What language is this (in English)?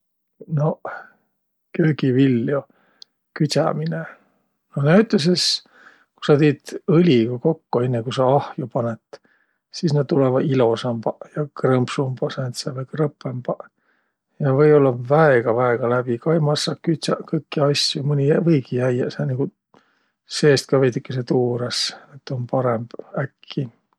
Võro